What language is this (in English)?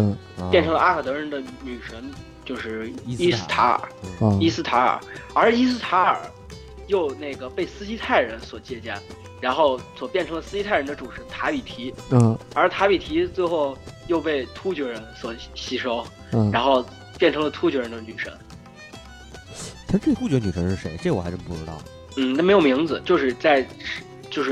Chinese